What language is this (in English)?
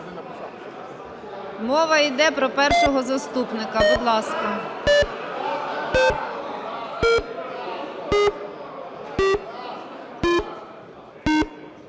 Ukrainian